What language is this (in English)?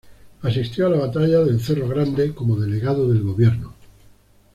Spanish